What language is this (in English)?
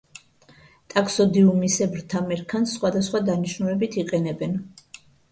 Georgian